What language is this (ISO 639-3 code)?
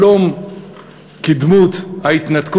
heb